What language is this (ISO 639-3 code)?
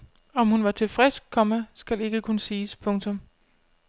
dan